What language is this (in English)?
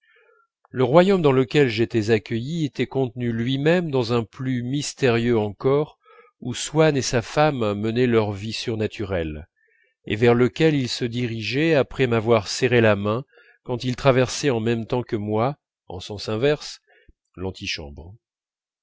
French